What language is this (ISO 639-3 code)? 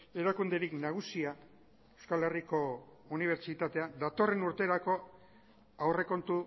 eus